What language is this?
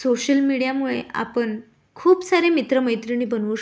Marathi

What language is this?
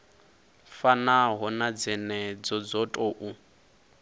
Venda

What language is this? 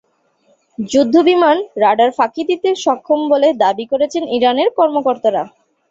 Bangla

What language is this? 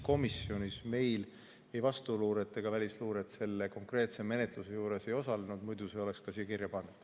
Estonian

